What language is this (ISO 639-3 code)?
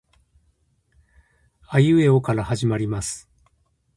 jpn